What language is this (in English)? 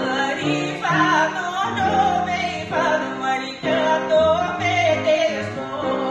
Bulgarian